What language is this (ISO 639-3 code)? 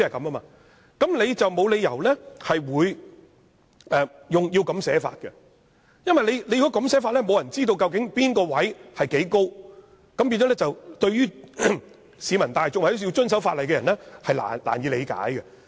yue